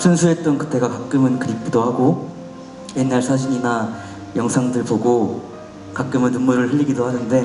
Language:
Korean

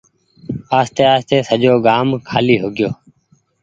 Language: Goaria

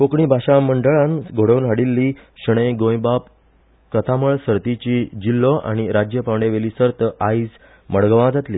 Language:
Konkani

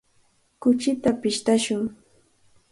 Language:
Cajatambo North Lima Quechua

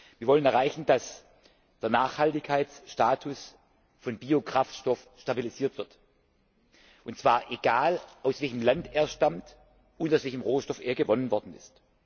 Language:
German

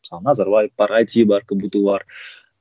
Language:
Kazakh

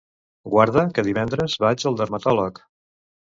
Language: Catalan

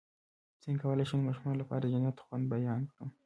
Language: Pashto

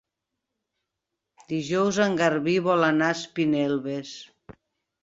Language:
Catalan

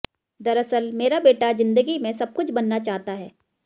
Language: Hindi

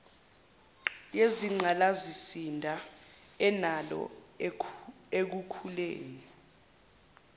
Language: Zulu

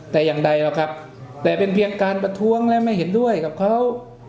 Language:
Thai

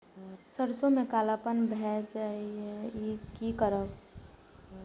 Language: Maithili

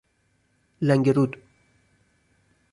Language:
Persian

